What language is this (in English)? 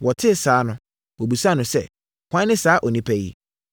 Akan